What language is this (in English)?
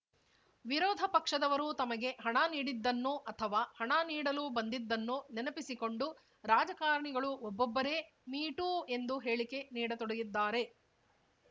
Kannada